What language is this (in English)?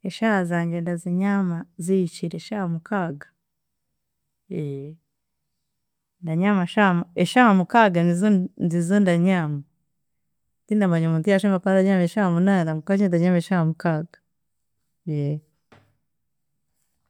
Chiga